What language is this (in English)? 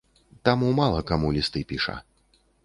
Belarusian